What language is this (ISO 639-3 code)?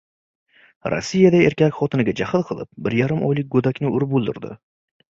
uzb